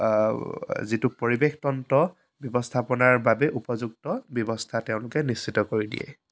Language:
Assamese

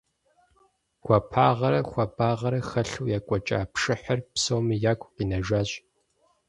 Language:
Kabardian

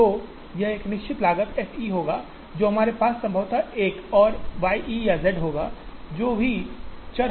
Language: Hindi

